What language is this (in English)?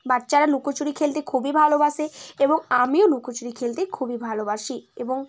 Bangla